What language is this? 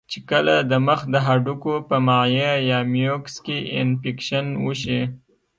Pashto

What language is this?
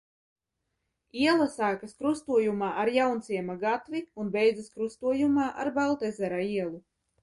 Latvian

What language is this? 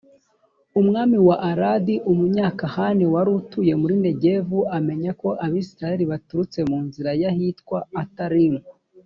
Kinyarwanda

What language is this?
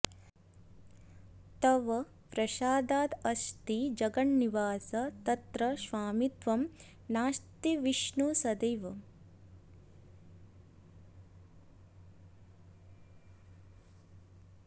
Sanskrit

